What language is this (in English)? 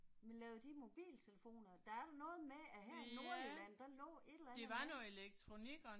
Danish